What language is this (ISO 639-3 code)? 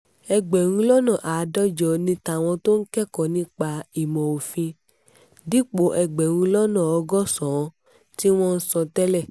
yor